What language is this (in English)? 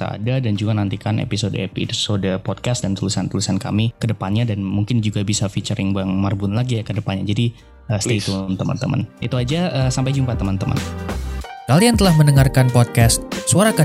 Indonesian